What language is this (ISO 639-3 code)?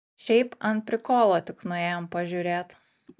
lit